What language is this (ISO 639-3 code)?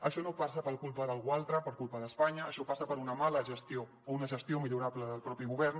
cat